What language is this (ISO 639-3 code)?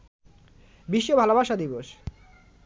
ben